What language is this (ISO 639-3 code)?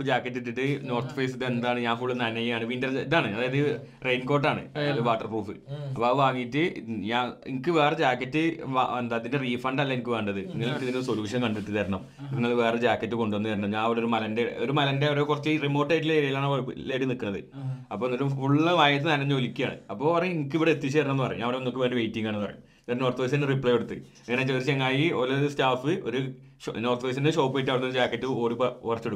mal